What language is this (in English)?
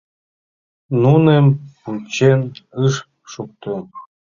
Mari